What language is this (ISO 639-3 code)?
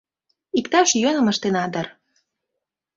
chm